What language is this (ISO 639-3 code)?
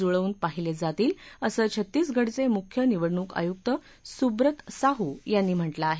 mar